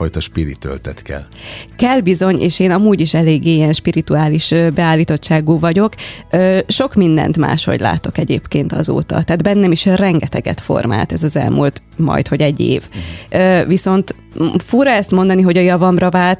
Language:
Hungarian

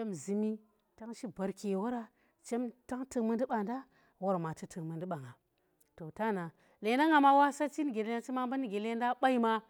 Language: Tera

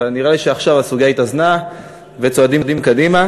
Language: Hebrew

